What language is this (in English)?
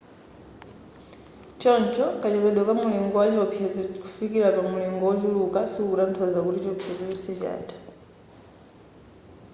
Nyanja